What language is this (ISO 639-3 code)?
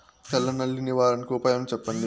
tel